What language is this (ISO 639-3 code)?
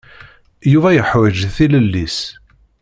kab